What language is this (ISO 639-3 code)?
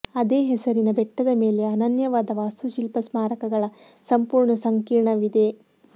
kan